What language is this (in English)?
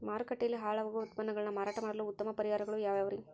Kannada